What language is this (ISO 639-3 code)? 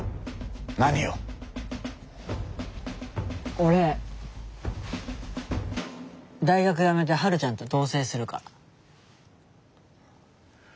jpn